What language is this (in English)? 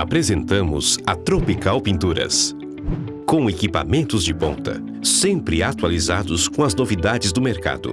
Portuguese